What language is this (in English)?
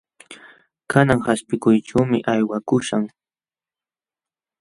Jauja Wanca Quechua